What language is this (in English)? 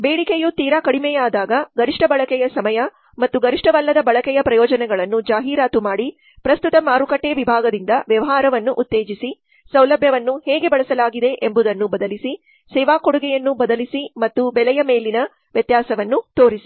Kannada